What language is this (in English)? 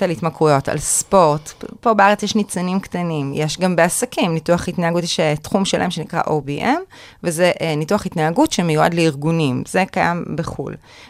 Hebrew